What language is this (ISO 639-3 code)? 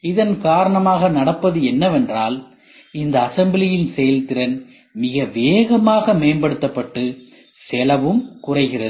tam